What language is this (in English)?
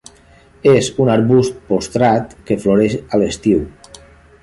Catalan